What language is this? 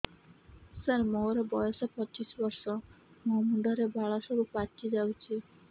Odia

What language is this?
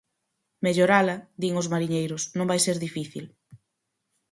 Galician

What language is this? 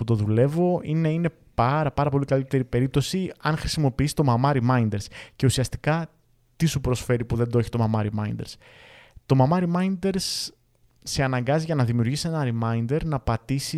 Greek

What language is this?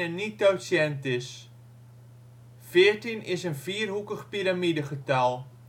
Dutch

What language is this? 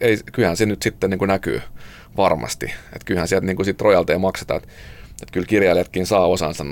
Finnish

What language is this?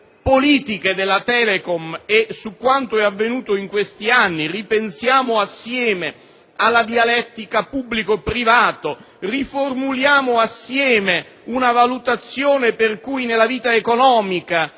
Italian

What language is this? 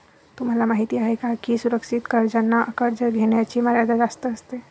Marathi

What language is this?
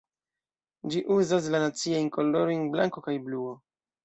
Esperanto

